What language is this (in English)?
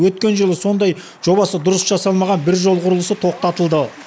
Kazakh